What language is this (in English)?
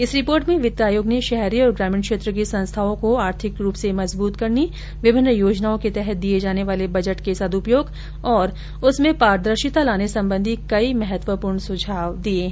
Hindi